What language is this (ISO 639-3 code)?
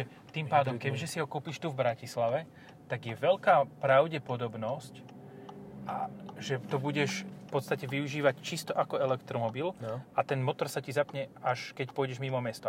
slk